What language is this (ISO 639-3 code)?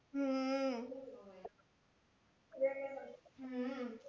guj